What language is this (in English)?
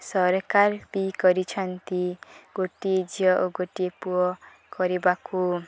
Odia